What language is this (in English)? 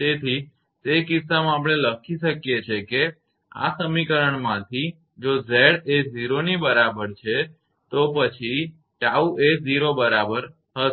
Gujarati